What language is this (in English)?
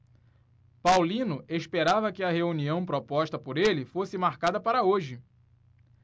Portuguese